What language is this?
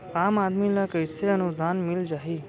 Chhattisgarhi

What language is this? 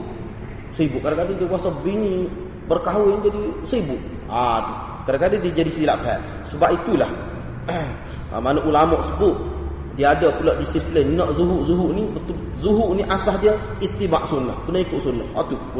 Malay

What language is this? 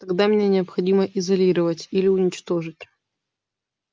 Russian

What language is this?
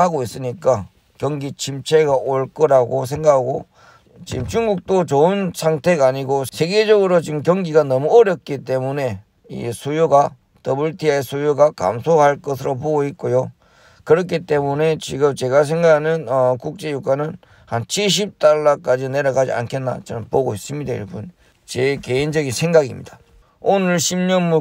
Korean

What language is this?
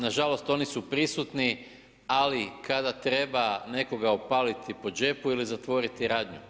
Croatian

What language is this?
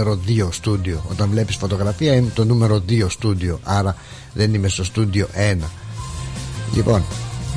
Greek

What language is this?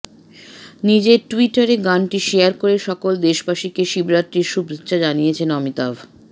Bangla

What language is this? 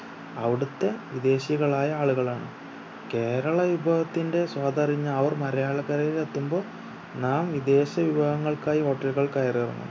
Malayalam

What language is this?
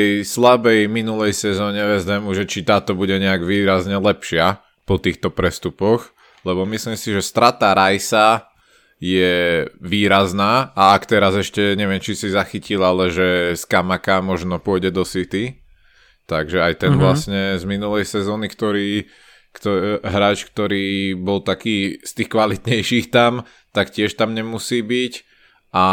Slovak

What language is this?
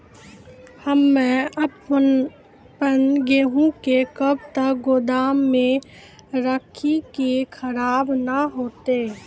Maithili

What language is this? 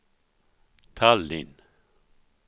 Swedish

